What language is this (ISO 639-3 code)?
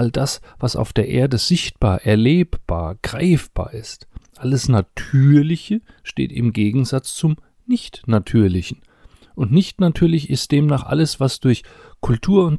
deu